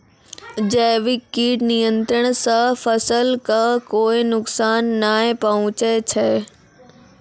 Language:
Maithili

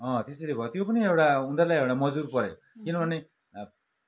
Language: Nepali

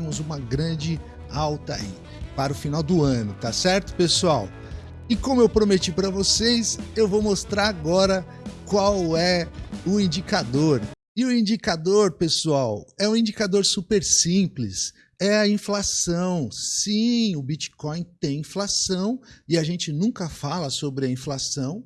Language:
Portuguese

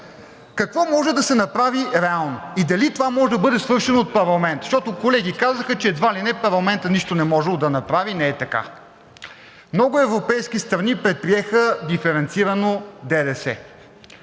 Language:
Bulgarian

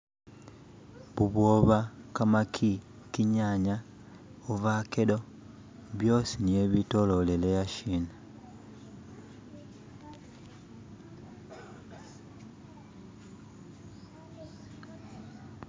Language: Masaaba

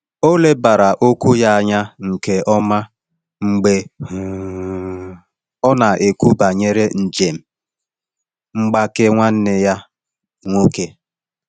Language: Igbo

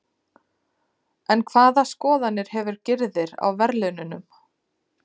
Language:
Icelandic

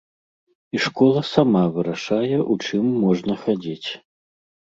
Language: Belarusian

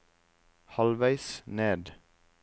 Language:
Norwegian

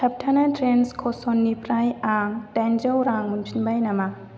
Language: Bodo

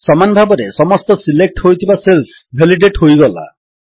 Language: Odia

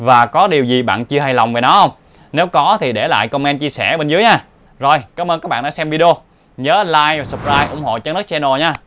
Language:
Vietnamese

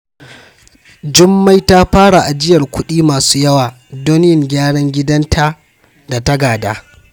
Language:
Hausa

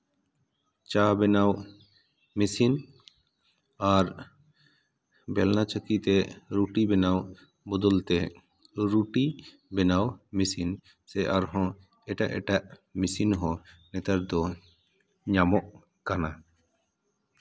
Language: Santali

